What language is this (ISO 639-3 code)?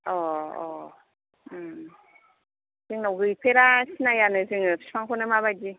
brx